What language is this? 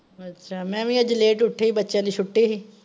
Punjabi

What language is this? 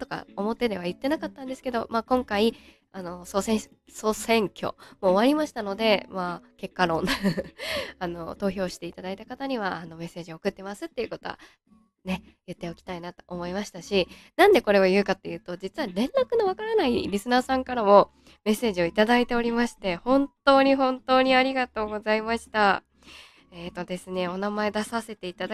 Japanese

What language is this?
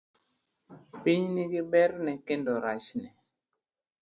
Luo (Kenya and Tanzania)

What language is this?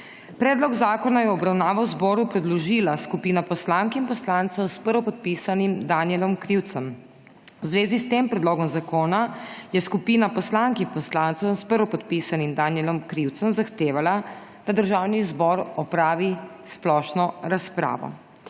Slovenian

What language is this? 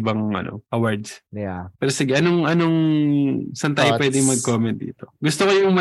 Filipino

